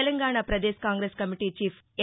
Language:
Telugu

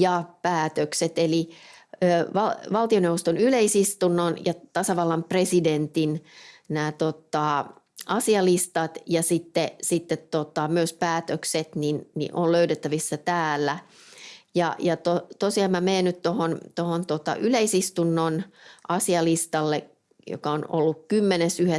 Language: Finnish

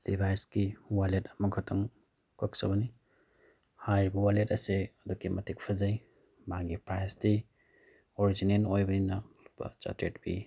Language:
Manipuri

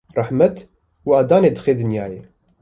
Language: Kurdish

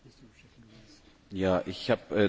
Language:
German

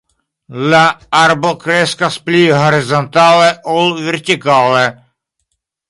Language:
Esperanto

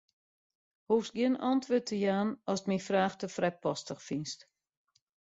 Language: Western Frisian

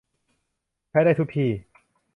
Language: Thai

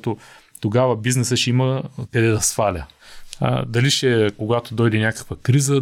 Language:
Bulgarian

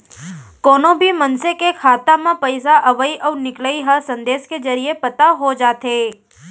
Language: Chhattisgarhi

